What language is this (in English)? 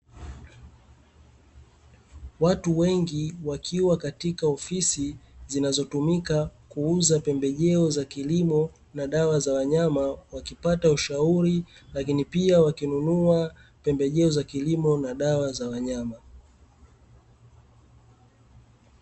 Swahili